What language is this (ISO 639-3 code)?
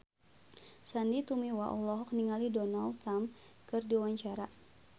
sun